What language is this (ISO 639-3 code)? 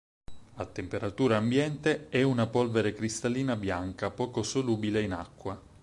ita